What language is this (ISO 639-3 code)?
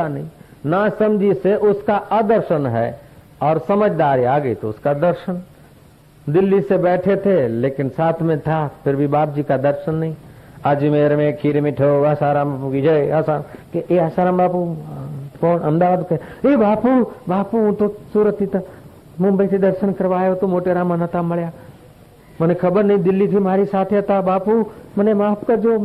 hin